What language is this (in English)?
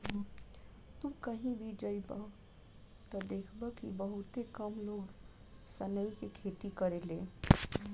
Bhojpuri